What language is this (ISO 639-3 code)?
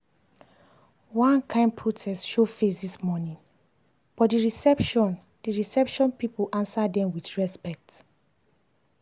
pcm